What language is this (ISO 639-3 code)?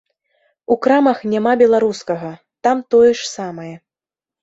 bel